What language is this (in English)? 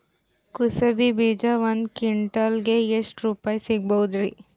Kannada